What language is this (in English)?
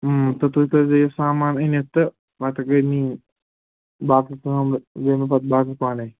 Kashmiri